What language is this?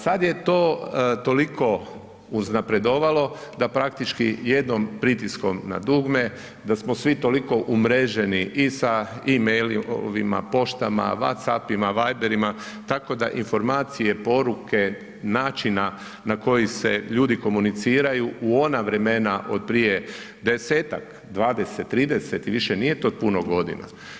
Croatian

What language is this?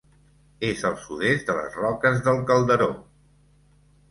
Catalan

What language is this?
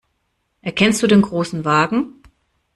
German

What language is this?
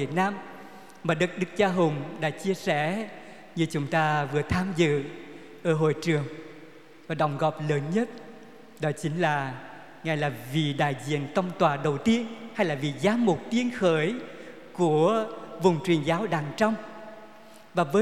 Vietnamese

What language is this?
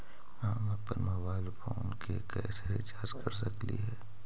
Magahi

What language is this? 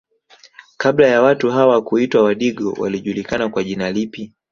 Swahili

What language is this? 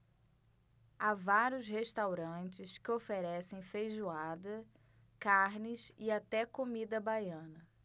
Portuguese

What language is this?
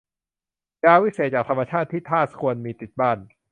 Thai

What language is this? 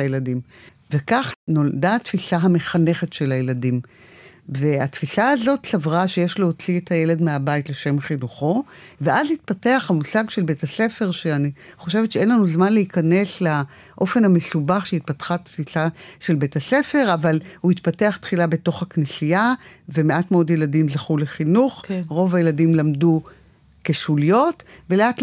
Hebrew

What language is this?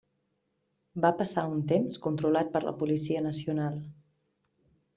Catalan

